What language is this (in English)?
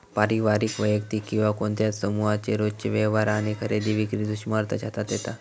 Marathi